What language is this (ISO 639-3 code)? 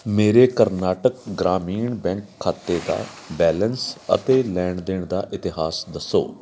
pan